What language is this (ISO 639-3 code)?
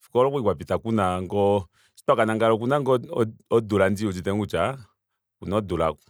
kua